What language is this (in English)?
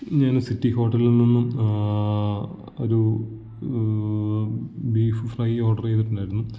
Malayalam